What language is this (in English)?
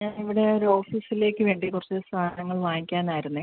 Malayalam